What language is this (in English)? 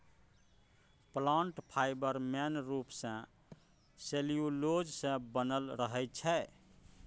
Maithili